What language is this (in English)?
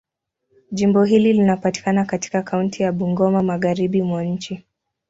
Swahili